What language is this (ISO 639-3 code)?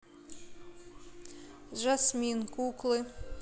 rus